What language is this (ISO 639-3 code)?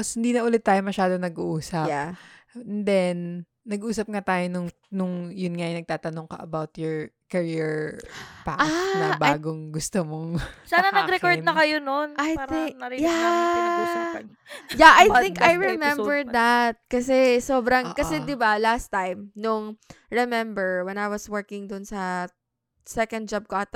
fil